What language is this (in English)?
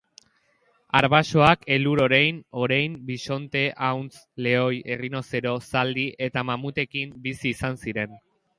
Basque